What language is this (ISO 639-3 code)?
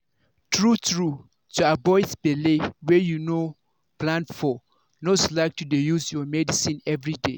pcm